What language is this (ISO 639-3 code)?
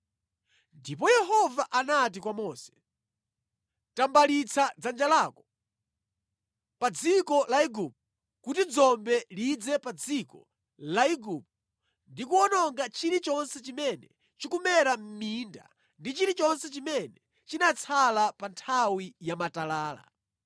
nya